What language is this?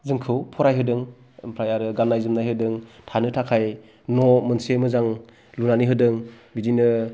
Bodo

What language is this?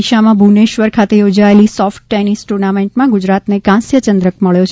Gujarati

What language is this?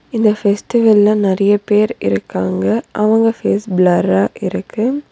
Tamil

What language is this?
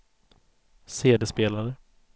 Swedish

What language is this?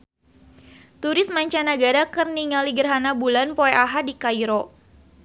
Sundanese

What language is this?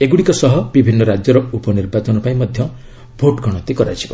Odia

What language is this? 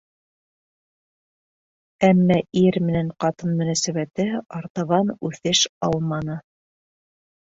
Bashkir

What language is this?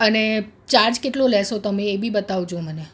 Gujarati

